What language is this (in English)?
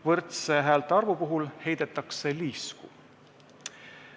Estonian